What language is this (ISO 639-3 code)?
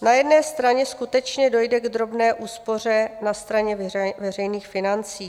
ces